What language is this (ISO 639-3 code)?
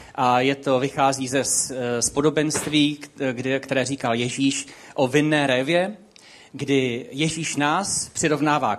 ces